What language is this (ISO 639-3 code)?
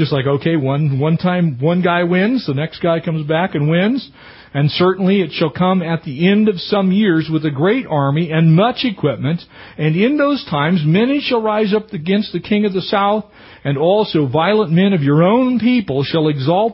eng